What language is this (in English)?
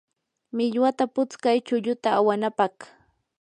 Yanahuanca Pasco Quechua